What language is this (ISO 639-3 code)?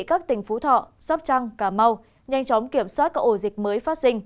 vie